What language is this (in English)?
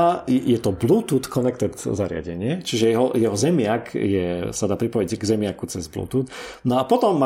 Slovak